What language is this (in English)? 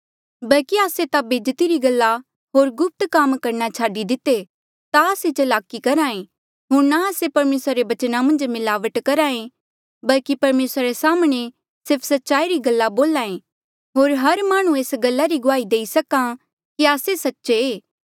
Mandeali